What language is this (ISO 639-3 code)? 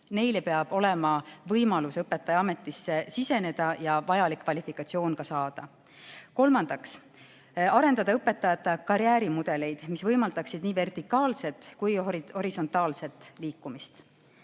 est